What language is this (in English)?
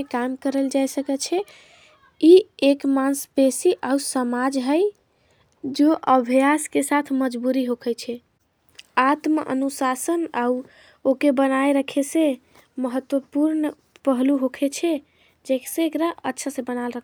Angika